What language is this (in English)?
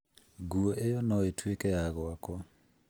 Kikuyu